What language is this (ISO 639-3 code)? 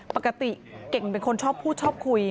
tha